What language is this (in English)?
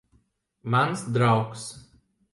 Latvian